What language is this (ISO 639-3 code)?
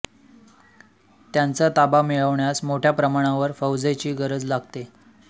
mar